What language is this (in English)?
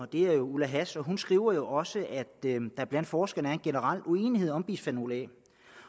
Danish